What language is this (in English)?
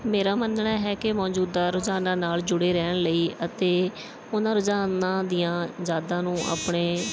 Punjabi